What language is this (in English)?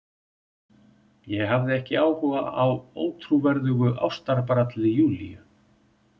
Icelandic